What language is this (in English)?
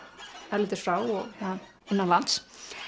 Icelandic